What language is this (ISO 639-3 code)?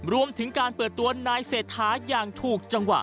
tha